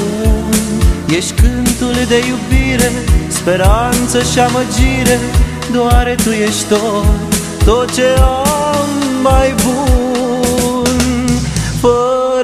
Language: Romanian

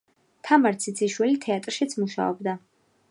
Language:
Georgian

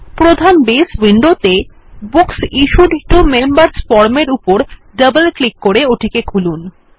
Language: Bangla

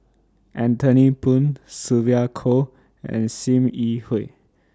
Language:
English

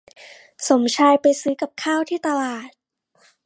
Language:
Thai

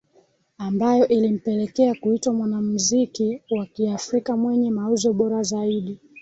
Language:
Swahili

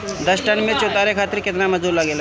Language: Bhojpuri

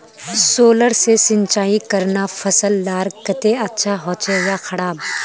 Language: Magahi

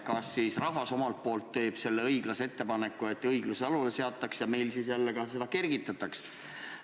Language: Estonian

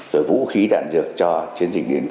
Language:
Vietnamese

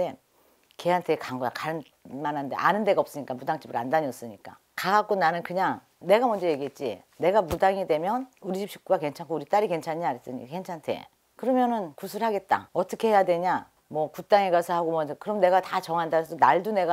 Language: Korean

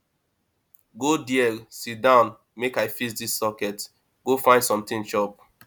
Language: Nigerian Pidgin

